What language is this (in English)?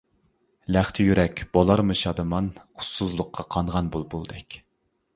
Uyghur